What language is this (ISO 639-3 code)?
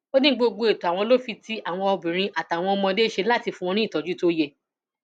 yor